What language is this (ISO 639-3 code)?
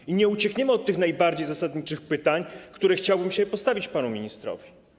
pol